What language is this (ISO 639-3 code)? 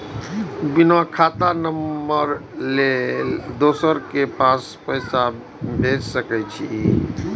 mai